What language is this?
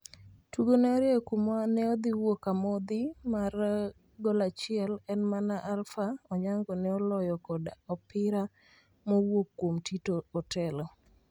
Luo (Kenya and Tanzania)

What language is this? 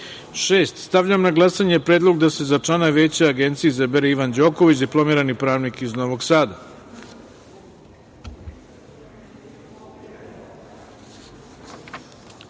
Serbian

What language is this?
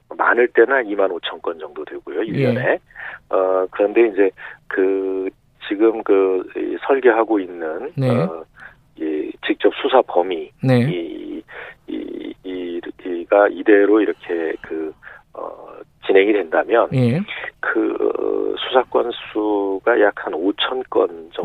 Korean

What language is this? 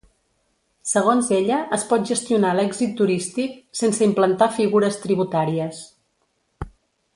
Catalan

